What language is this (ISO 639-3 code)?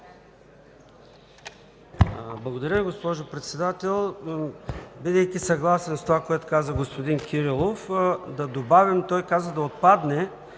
bul